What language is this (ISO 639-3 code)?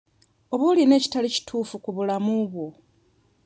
lug